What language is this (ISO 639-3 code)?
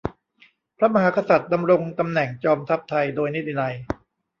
tha